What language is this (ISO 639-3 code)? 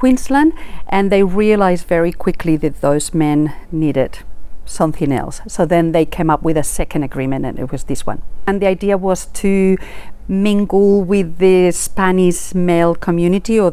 ita